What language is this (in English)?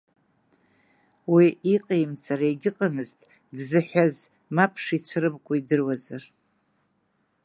Abkhazian